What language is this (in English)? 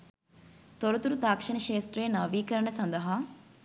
Sinhala